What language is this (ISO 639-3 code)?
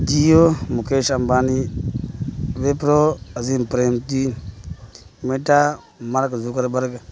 urd